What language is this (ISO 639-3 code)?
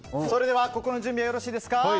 jpn